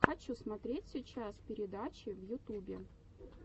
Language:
Russian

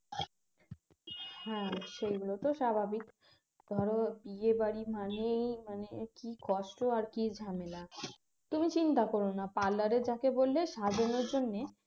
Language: Bangla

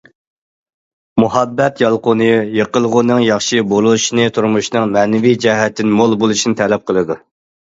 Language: Uyghur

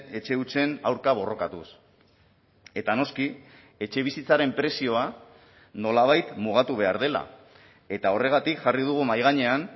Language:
Basque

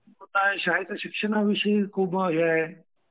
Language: Marathi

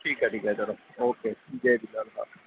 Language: Sindhi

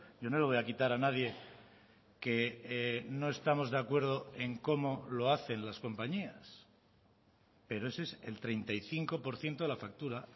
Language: Spanish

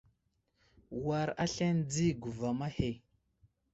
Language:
Wuzlam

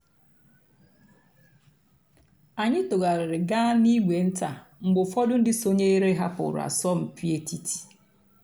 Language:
Igbo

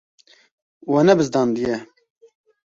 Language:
Kurdish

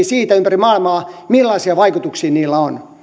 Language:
Finnish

